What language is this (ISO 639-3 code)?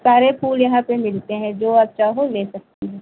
hin